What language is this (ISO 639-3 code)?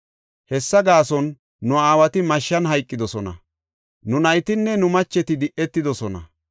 gof